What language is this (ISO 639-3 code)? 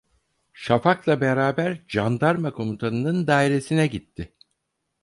tur